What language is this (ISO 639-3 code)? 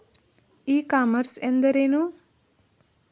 kan